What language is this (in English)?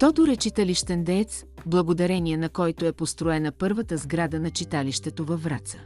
Bulgarian